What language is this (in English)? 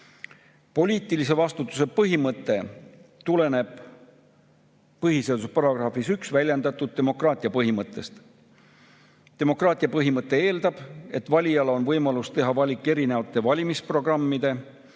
Estonian